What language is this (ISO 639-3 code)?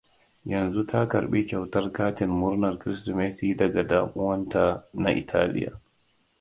hau